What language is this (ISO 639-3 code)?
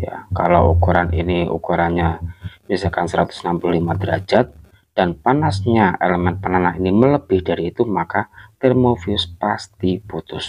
ind